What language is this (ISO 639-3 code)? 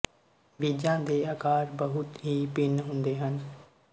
pan